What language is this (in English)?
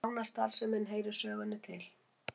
Icelandic